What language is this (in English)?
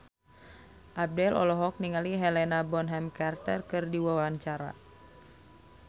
Sundanese